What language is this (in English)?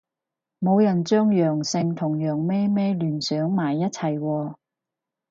Cantonese